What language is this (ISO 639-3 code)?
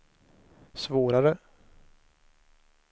swe